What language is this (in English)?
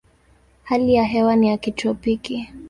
Swahili